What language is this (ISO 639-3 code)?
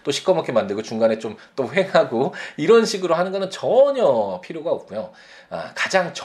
kor